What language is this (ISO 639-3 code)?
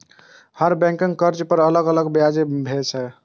mai